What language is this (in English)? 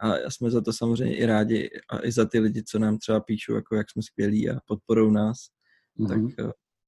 Czech